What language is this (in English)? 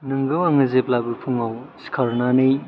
Bodo